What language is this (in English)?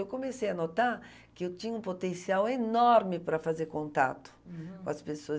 Portuguese